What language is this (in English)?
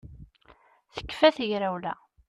Kabyle